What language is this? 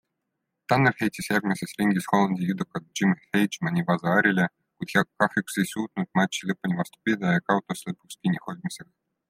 Estonian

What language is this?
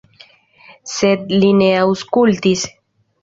Esperanto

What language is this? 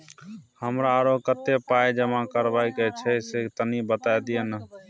Maithili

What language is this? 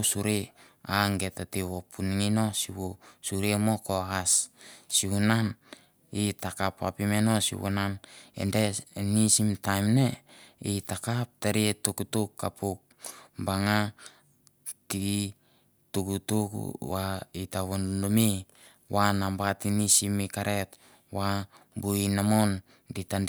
Mandara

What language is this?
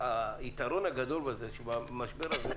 Hebrew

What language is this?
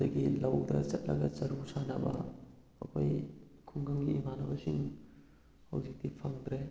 Manipuri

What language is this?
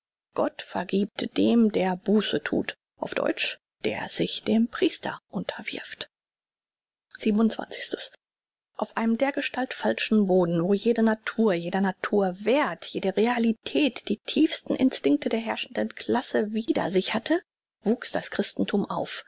German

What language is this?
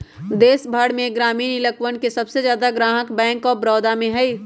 Magahi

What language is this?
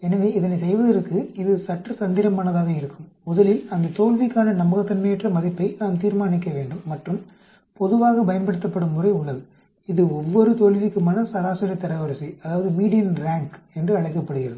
Tamil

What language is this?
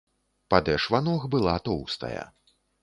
Belarusian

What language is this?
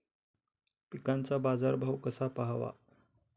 Marathi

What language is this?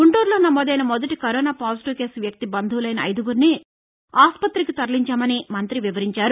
Telugu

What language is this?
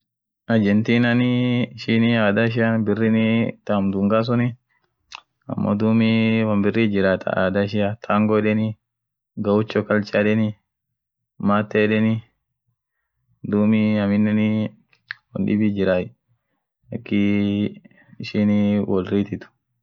Orma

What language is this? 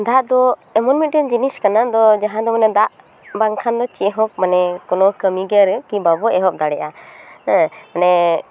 Santali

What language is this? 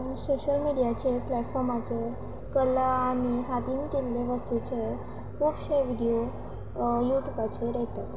Konkani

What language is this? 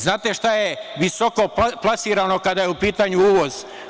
Serbian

